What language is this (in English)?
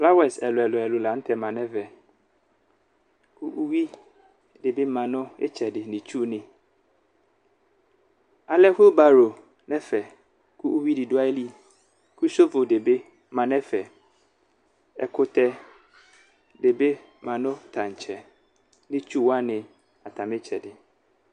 Ikposo